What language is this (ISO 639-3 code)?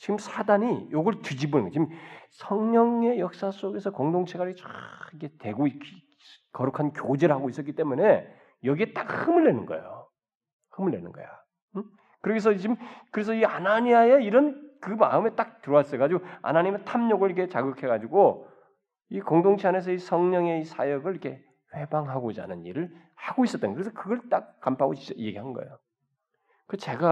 kor